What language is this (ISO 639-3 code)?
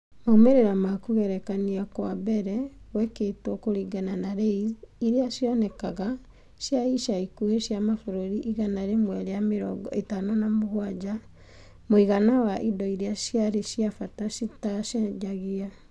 kik